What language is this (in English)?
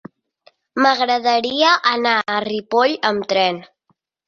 Catalan